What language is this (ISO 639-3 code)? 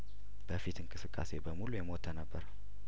amh